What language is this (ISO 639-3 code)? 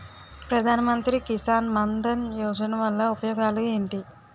tel